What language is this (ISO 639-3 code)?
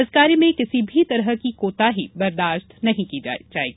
hin